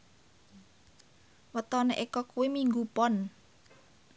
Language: Javanese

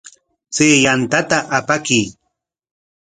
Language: Corongo Ancash Quechua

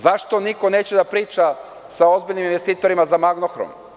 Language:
Serbian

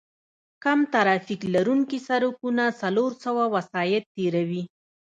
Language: Pashto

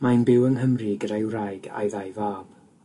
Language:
Welsh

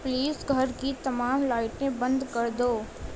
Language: Urdu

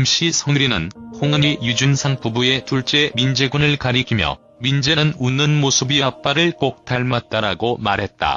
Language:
Korean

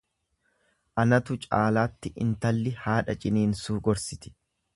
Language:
Oromo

